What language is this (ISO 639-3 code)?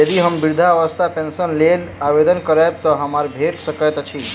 mai